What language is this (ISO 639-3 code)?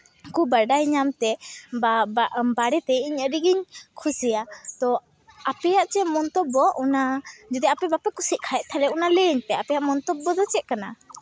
sat